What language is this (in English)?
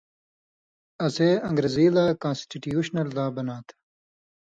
Indus Kohistani